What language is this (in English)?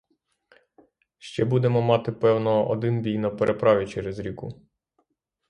Ukrainian